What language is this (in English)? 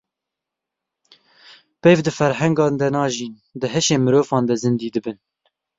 Kurdish